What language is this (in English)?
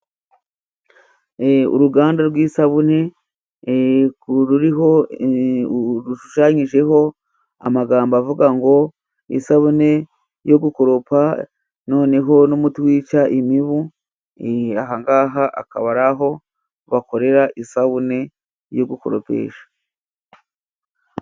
Kinyarwanda